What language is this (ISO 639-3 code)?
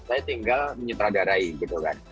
ind